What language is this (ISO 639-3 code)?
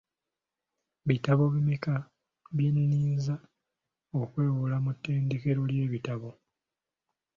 lug